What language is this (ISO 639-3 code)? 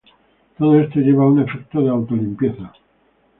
spa